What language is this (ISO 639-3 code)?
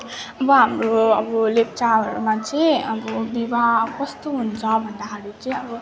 nep